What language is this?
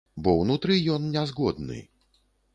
Belarusian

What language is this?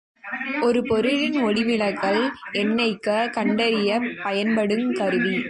Tamil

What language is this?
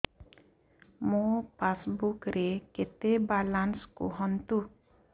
Odia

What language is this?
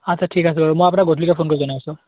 Assamese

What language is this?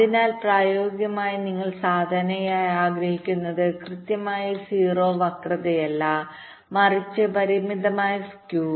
Malayalam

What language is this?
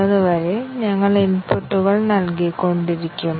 Malayalam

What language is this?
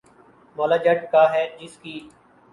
Urdu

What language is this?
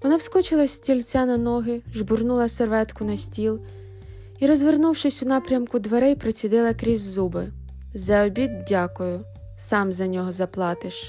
Ukrainian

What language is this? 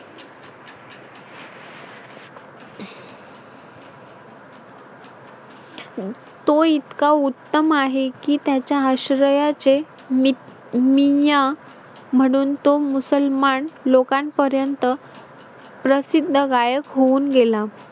Marathi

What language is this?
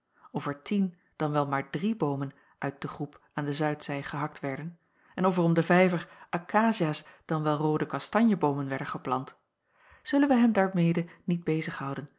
Dutch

